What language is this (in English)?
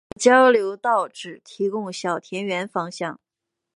Chinese